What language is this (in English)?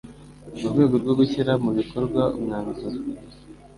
Kinyarwanda